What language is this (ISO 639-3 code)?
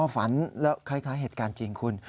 tha